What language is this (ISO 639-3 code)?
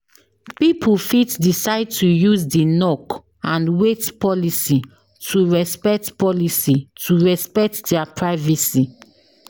pcm